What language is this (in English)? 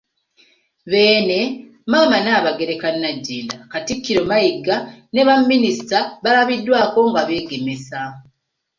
Ganda